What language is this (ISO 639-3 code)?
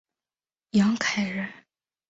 zho